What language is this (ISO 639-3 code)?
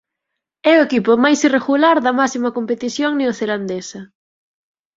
glg